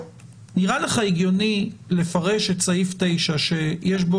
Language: Hebrew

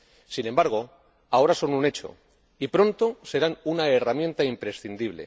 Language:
Spanish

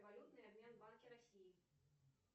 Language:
Russian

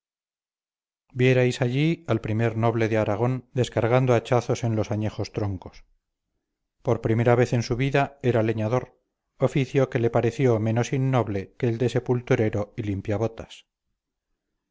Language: Spanish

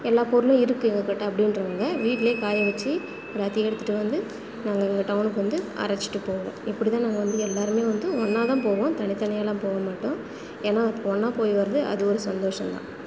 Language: Tamil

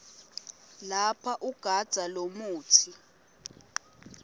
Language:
Swati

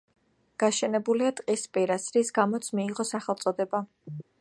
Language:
Georgian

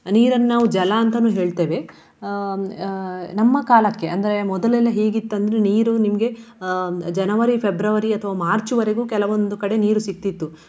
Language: Kannada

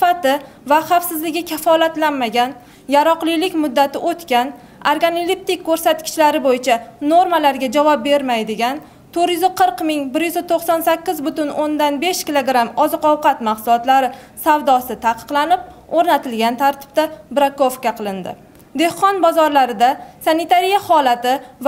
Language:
Turkish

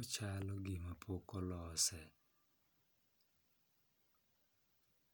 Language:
Luo (Kenya and Tanzania)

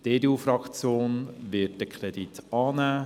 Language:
Swiss German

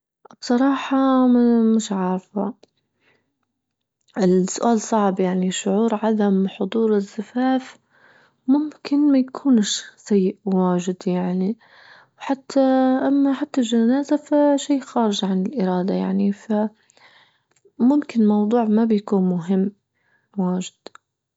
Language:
Libyan Arabic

